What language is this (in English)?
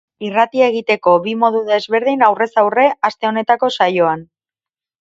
Basque